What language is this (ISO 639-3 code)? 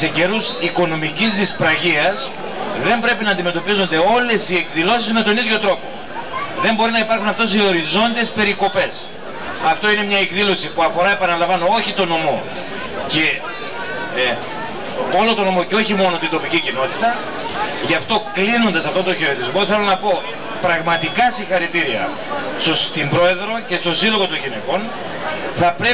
ell